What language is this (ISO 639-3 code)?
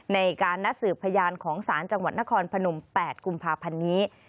tha